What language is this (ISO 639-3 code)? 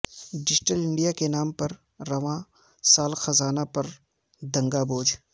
urd